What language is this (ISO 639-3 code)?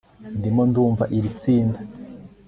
kin